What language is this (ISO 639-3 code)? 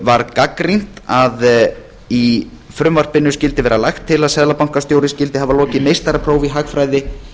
isl